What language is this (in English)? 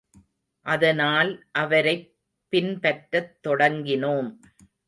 Tamil